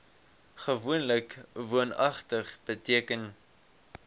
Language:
Afrikaans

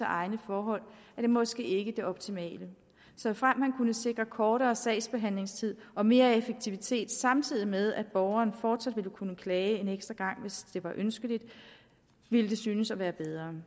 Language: Danish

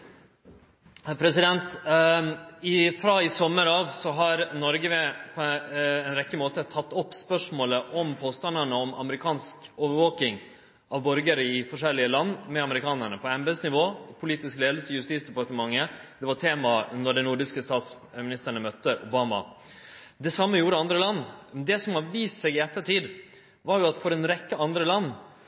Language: Norwegian Nynorsk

